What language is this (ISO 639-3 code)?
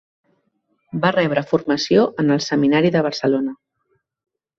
cat